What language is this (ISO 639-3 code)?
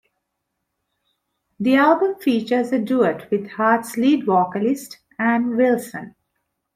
eng